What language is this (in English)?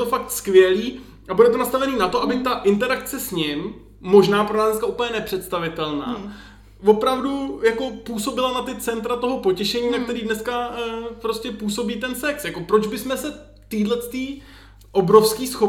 Czech